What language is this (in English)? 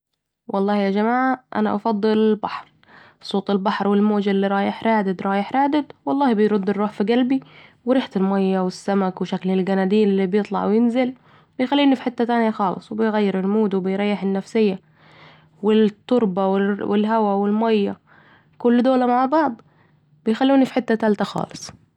Saidi Arabic